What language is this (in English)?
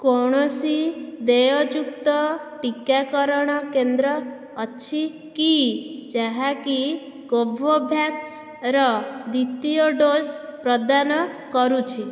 Odia